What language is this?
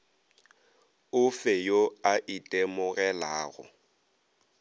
Northern Sotho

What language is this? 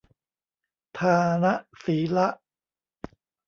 Thai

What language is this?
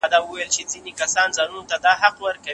Pashto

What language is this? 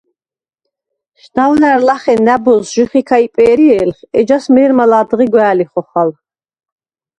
Svan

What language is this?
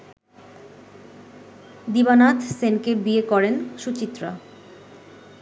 Bangla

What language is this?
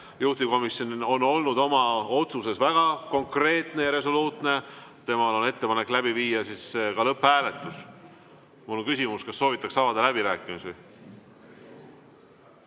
Estonian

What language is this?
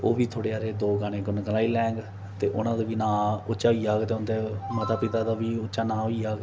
Dogri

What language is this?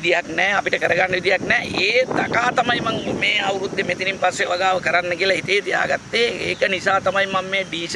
Indonesian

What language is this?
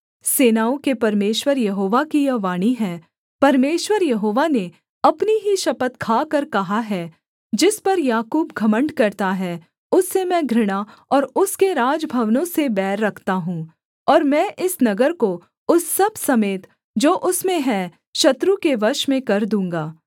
Hindi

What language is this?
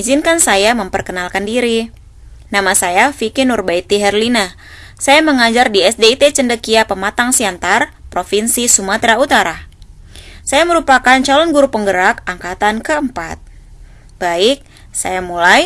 Indonesian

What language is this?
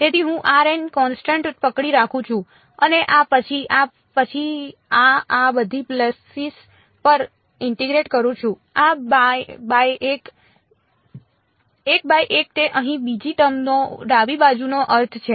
Gujarati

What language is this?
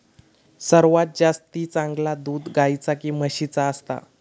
Marathi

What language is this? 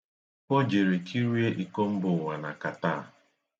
Igbo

